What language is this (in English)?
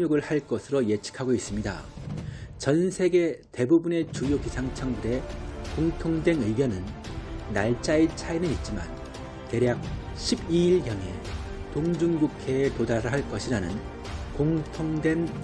Korean